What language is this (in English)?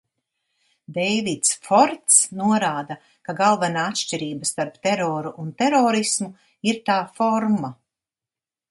Latvian